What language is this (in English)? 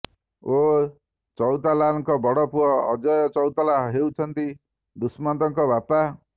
Odia